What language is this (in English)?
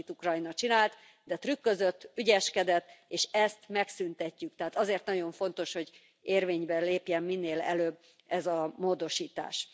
Hungarian